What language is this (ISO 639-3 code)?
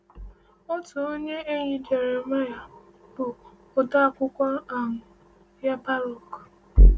ibo